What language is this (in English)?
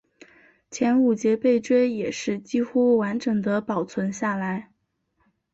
Chinese